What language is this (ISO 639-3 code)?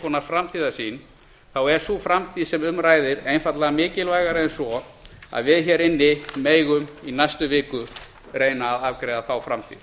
isl